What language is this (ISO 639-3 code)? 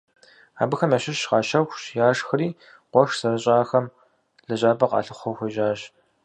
kbd